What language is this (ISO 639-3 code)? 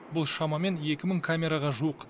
kaz